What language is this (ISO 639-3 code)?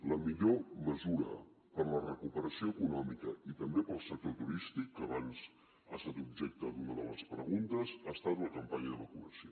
cat